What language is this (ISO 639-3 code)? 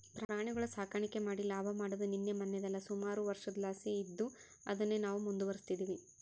kan